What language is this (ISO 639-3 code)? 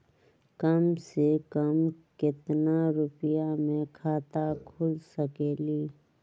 mag